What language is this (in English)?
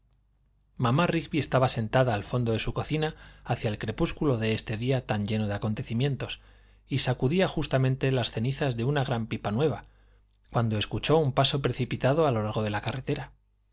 Spanish